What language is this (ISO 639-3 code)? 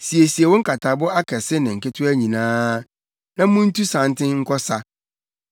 aka